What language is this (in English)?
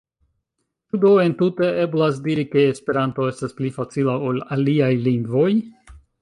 Esperanto